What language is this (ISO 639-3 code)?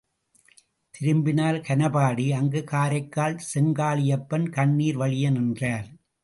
tam